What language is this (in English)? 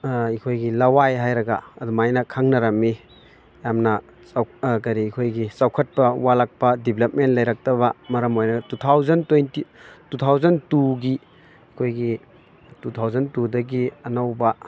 Manipuri